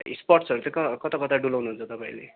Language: Nepali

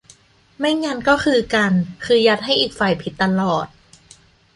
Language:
Thai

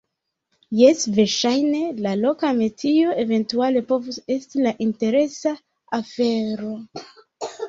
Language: Esperanto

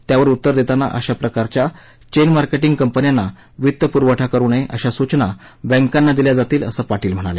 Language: Marathi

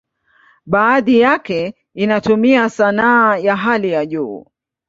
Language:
Swahili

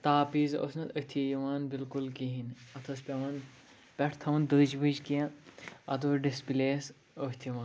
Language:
Kashmiri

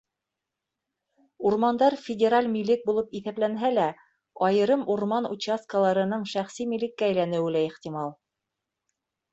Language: Bashkir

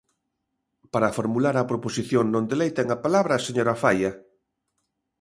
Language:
Galician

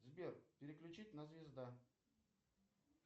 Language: Russian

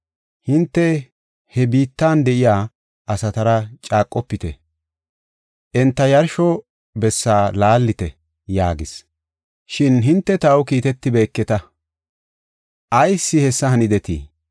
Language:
Gofa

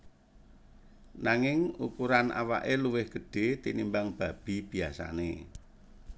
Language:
Javanese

